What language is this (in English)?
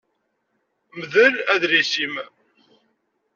Kabyle